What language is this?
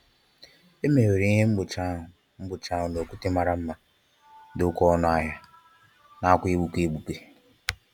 Igbo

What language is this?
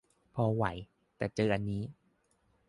Thai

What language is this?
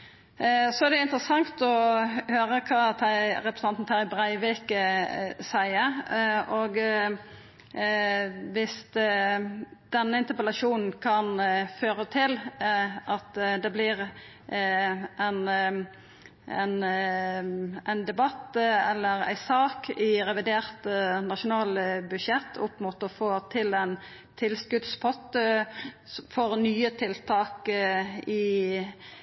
Norwegian Nynorsk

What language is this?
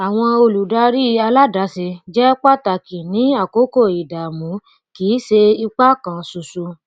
Yoruba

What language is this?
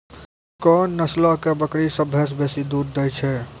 Maithili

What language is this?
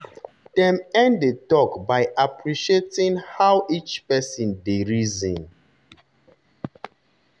Nigerian Pidgin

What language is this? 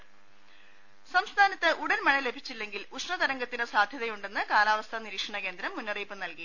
Malayalam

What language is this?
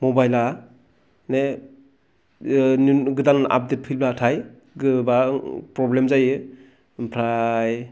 Bodo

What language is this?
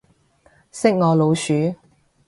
Cantonese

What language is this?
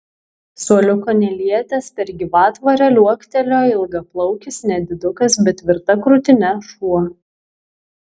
Lithuanian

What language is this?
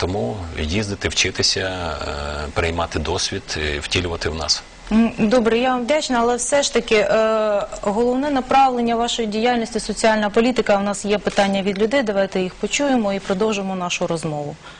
Ukrainian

